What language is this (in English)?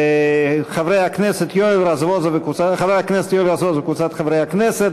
Hebrew